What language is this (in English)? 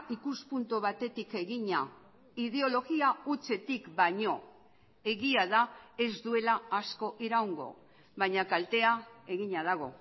Basque